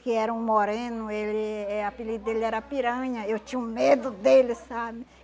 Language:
Portuguese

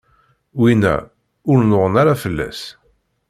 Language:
Kabyle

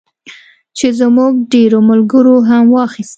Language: Pashto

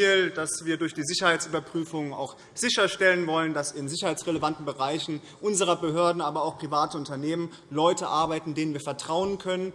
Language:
German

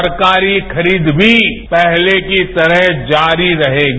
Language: Hindi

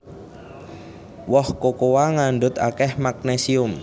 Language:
Javanese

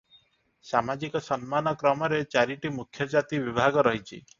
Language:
Odia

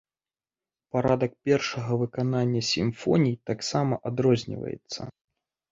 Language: Belarusian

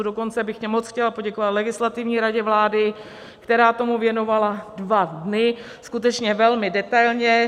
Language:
Czech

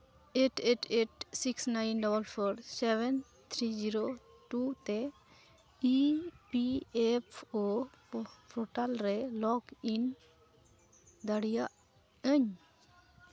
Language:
Santali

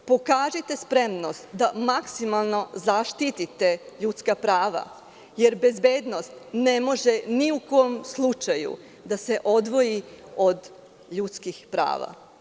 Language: Serbian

